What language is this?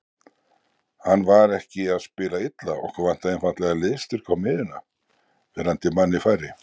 Icelandic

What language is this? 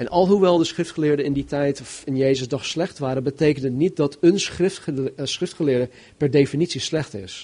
Dutch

